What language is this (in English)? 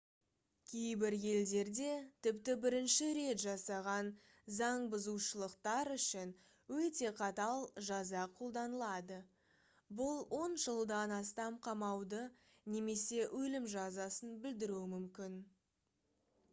Kazakh